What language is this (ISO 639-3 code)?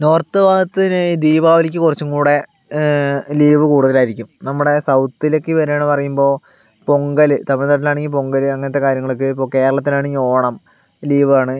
mal